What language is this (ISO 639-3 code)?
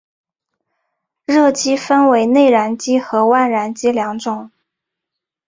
zho